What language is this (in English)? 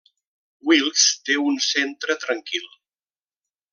Catalan